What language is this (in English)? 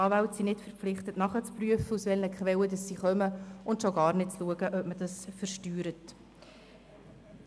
Swiss German